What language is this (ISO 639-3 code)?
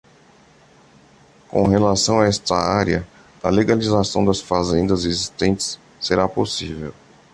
por